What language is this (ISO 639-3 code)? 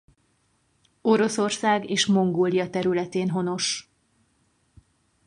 hun